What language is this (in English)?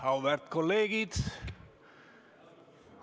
Estonian